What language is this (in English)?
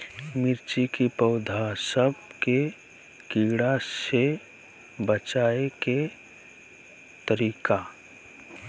Magahi